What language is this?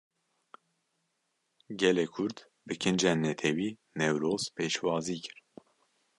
Kurdish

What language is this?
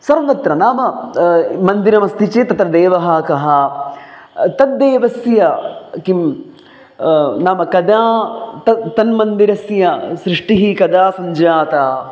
Sanskrit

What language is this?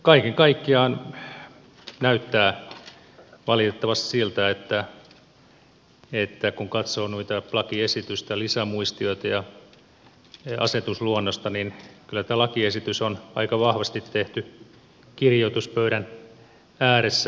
Finnish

